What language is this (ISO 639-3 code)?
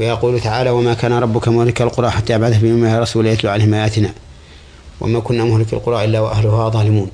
ara